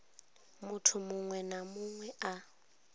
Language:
Venda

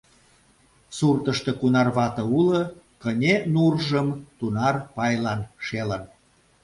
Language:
Mari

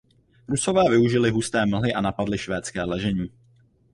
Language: Czech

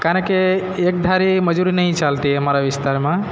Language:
Gujarati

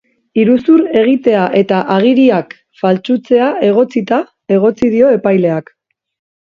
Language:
Basque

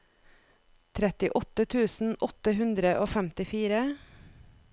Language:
Norwegian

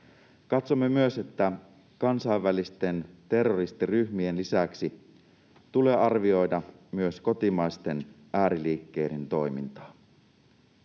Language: Finnish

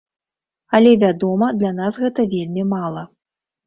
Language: Belarusian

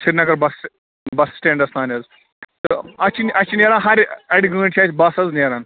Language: Kashmiri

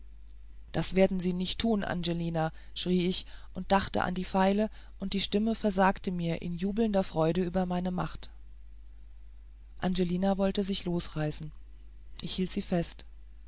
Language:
German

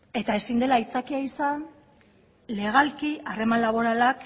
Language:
Basque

